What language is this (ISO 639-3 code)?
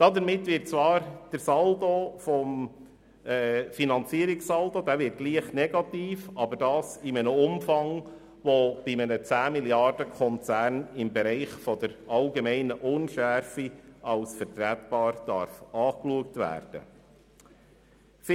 gsw